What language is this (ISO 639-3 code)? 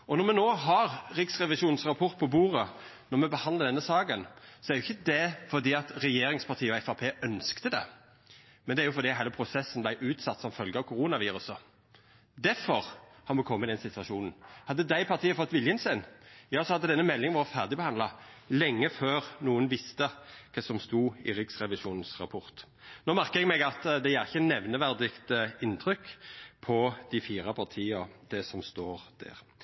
nno